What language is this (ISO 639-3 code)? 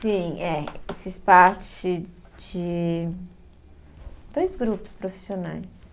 por